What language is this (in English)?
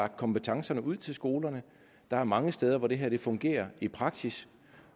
Danish